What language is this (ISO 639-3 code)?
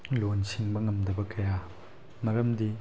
mni